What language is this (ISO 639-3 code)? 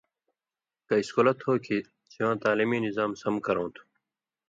mvy